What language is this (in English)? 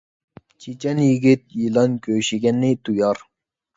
Uyghur